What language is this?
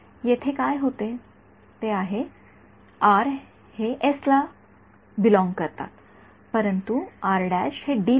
Marathi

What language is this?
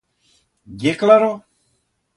Aragonese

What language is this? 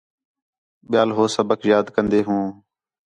Khetrani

